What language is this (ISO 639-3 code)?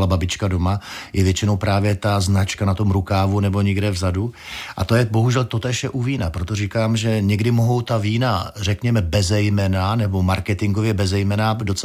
ces